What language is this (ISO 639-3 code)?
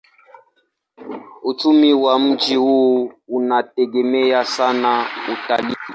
swa